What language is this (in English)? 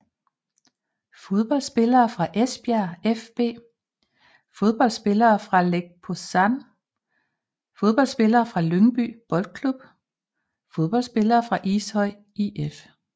Danish